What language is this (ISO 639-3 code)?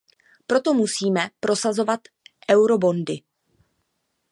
ces